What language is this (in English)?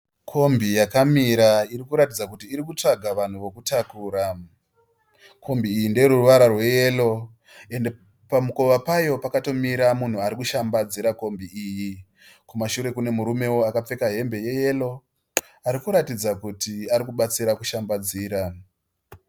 Shona